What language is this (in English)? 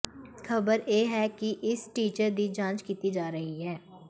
Punjabi